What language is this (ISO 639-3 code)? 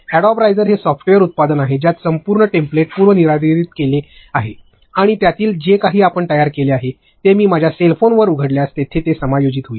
mar